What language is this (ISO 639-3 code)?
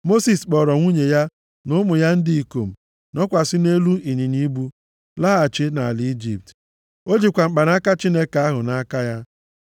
ibo